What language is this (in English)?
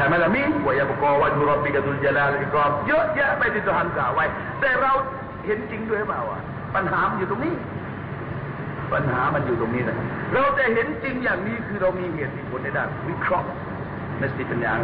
Thai